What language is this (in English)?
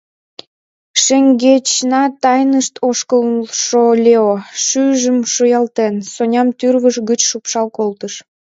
Mari